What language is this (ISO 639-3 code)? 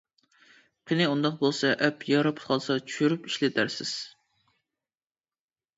uig